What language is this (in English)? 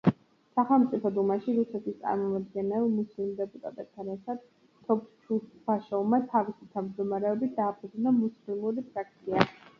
Georgian